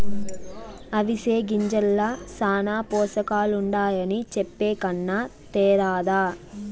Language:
Telugu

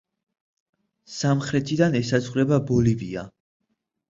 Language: Georgian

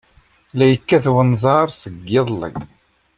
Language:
Kabyle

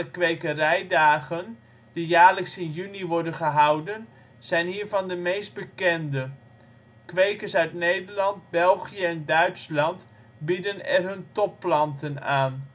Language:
Dutch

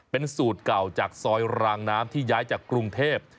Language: Thai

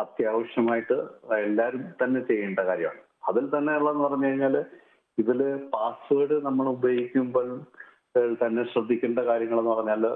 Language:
Malayalam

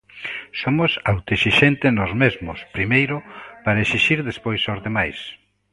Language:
Galician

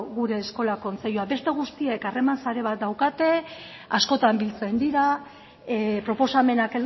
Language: Basque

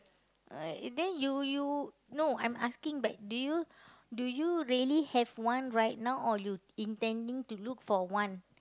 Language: English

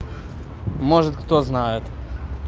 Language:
Russian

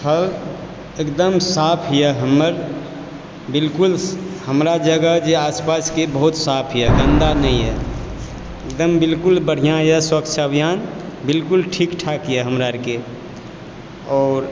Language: Maithili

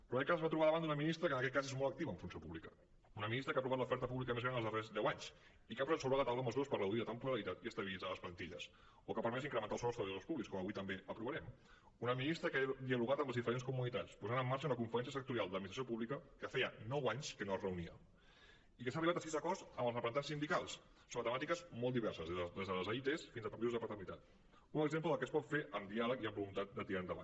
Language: Catalan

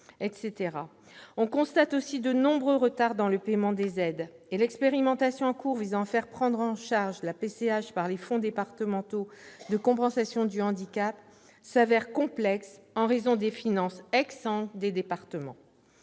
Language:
French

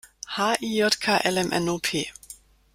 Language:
German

